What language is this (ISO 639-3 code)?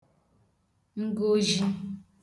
ibo